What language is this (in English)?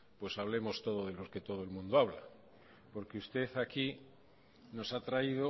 Spanish